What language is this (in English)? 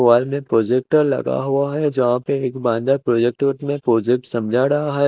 Hindi